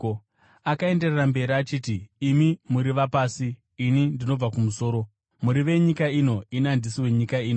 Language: Shona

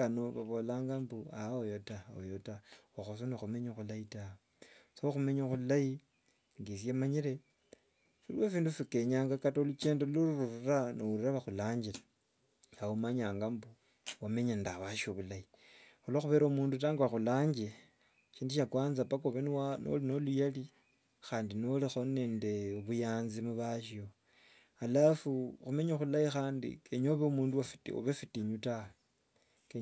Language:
Herero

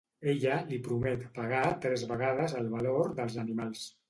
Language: Catalan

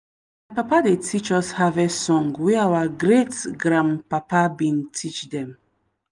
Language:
Nigerian Pidgin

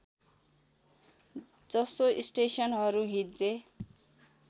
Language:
Nepali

